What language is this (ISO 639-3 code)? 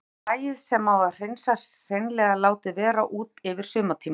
isl